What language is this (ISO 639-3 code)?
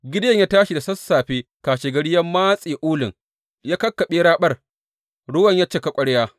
hau